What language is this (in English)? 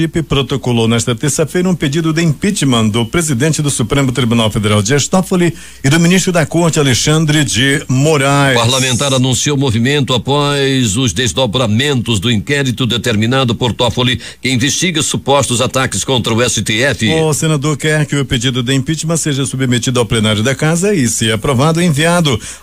Portuguese